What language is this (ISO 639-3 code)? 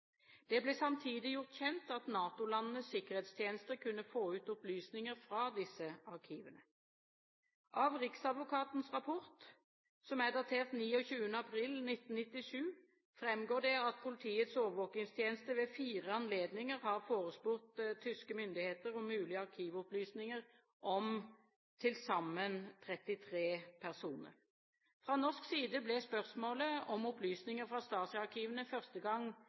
nob